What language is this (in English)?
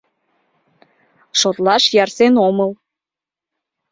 Mari